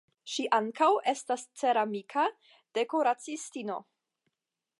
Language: Esperanto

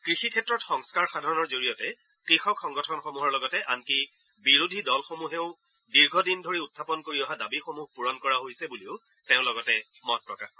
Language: Assamese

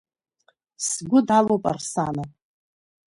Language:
Abkhazian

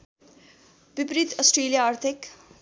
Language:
Nepali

